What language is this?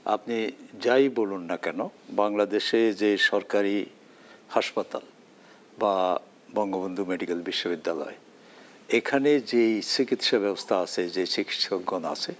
Bangla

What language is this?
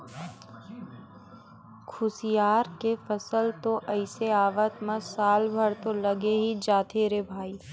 Chhattisgarhi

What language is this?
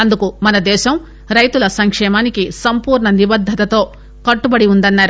Telugu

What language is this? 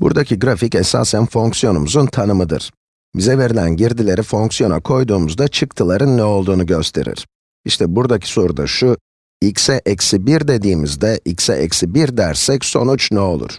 Turkish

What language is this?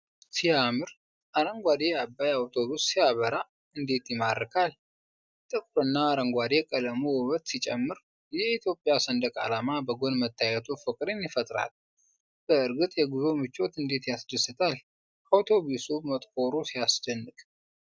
Amharic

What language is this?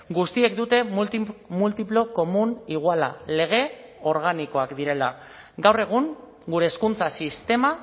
Basque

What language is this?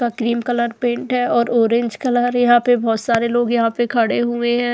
Hindi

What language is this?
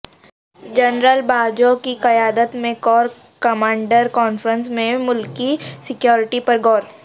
Urdu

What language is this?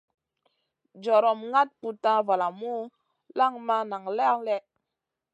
Masana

